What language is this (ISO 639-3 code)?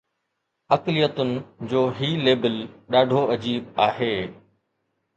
snd